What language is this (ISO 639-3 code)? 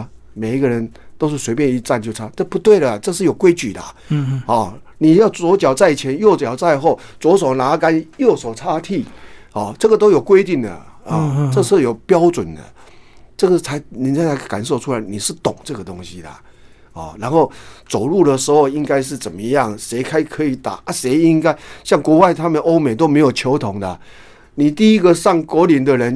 zho